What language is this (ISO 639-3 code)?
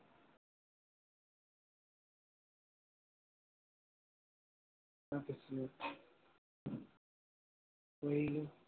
asm